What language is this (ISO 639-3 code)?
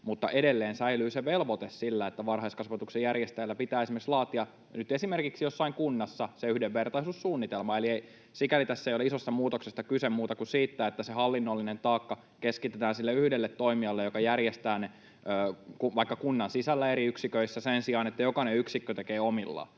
fin